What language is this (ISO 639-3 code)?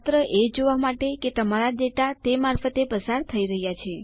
guj